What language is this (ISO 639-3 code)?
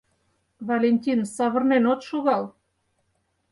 chm